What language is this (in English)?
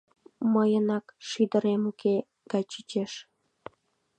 Mari